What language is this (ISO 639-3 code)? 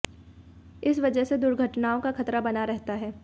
hin